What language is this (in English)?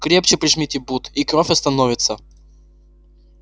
Russian